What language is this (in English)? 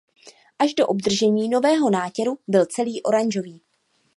Czech